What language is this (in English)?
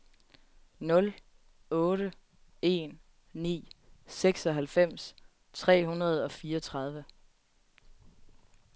Danish